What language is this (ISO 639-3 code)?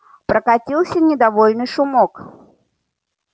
rus